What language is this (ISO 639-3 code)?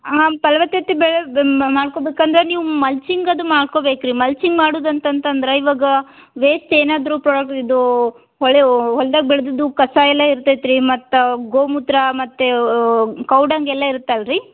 kan